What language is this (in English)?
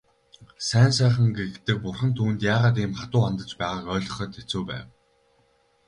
Mongolian